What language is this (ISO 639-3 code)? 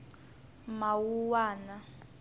tso